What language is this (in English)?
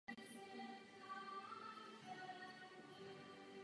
Czech